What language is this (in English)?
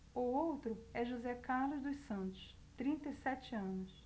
Portuguese